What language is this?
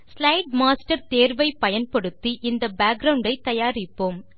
Tamil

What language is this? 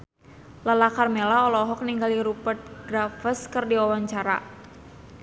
Sundanese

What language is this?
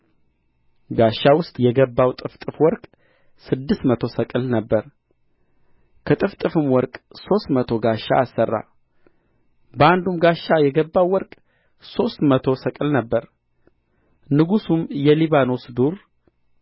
Amharic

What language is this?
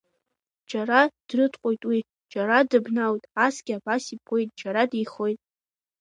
Abkhazian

